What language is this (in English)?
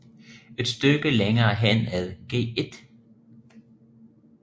Danish